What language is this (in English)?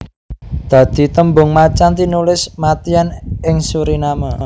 Javanese